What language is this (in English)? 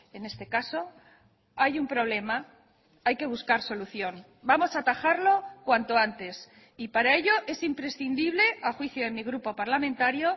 Spanish